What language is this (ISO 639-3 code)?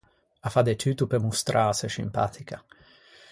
lij